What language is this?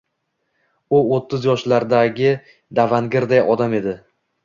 Uzbek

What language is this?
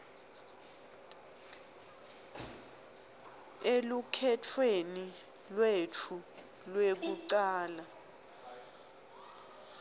Swati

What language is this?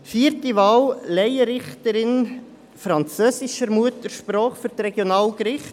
Swiss German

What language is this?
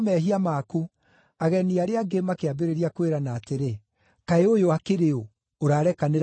Kikuyu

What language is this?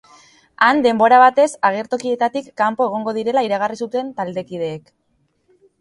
Basque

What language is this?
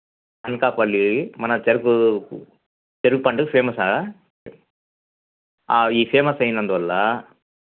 Telugu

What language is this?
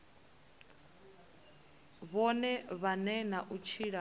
Venda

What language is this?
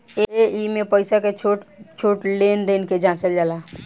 Bhojpuri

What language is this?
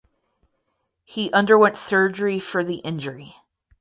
English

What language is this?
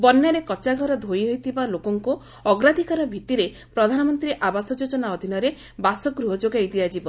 Odia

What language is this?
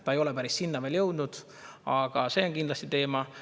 Estonian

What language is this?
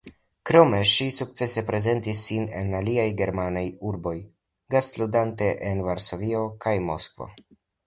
Esperanto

